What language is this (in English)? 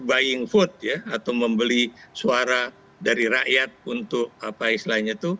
Indonesian